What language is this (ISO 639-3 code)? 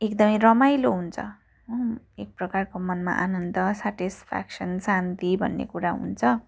nep